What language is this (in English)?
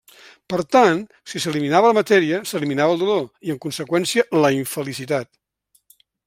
Catalan